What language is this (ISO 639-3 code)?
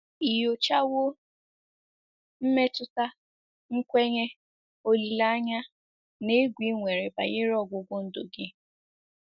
ibo